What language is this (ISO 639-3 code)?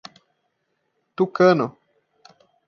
por